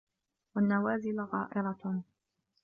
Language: Arabic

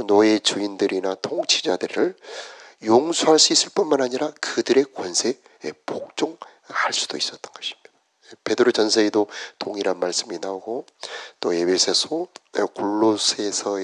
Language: Korean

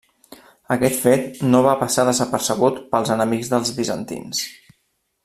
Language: Catalan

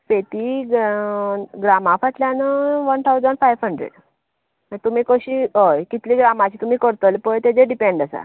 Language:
Konkani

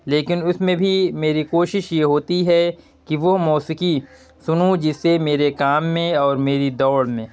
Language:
Urdu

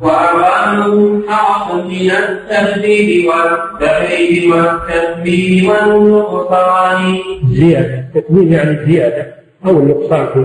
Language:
Arabic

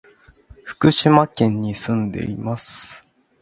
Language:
Japanese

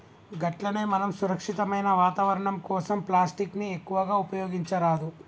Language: Telugu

